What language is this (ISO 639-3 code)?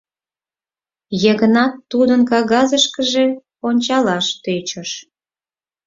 chm